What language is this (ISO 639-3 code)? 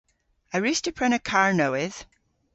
cor